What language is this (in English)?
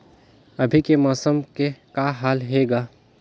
Chhattisgarhi